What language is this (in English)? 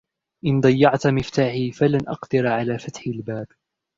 Arabic